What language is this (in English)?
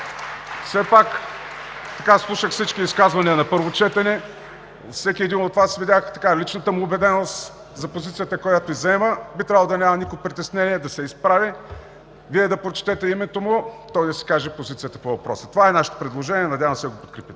Bulgarian